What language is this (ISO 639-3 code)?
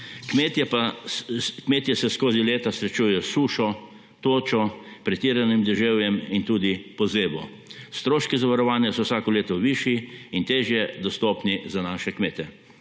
slv